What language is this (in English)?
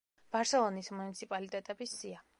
Georgian